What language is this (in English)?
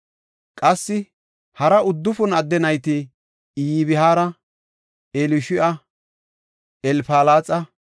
Gofa